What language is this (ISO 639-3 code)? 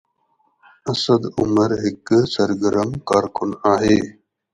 snd